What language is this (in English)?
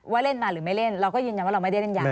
Thai